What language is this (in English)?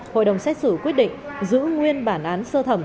Vietnamese